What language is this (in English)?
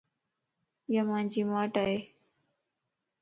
Lasi